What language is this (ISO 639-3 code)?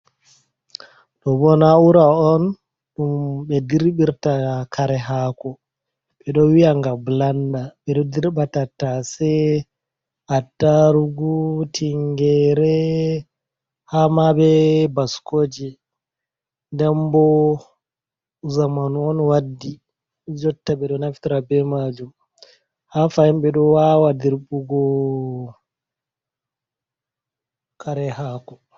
ful